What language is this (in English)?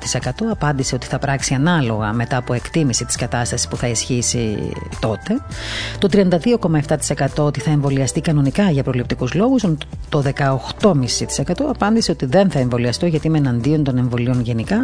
Greek